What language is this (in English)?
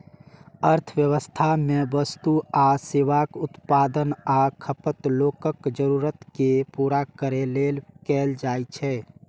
Maithili